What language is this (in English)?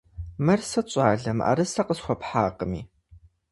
Kabardian